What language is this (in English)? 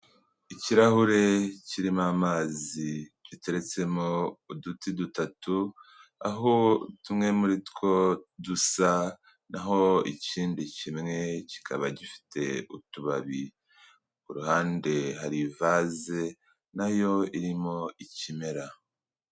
Kinyarwanda